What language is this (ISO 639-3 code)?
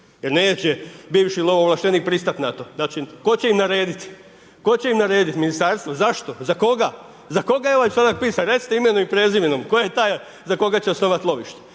hrv